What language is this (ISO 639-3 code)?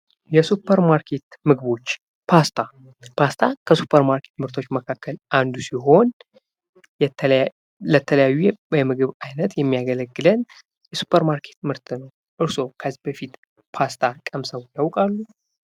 amh